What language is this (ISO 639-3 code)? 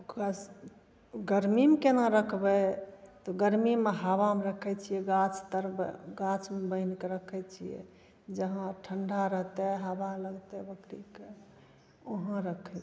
mai